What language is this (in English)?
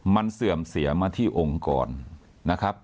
Thai